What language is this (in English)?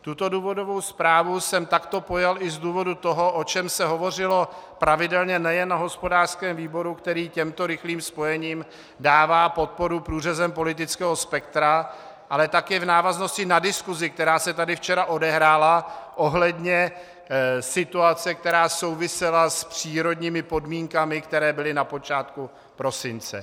Czech